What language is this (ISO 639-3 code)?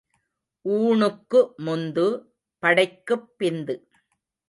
tam